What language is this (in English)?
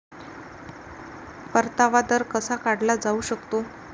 Marathi